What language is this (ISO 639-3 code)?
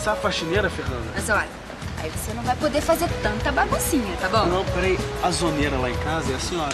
por